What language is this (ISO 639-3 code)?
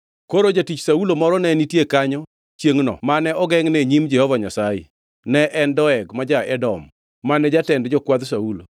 luo